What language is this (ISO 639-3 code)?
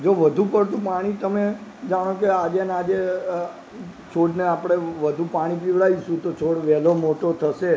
guj